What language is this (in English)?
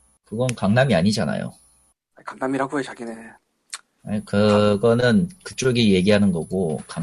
Korean